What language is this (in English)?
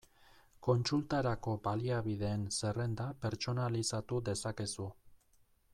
Basque